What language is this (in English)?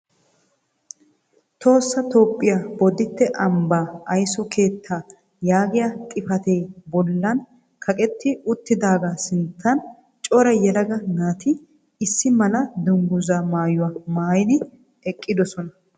Wolaytta